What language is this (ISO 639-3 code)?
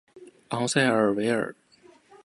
zho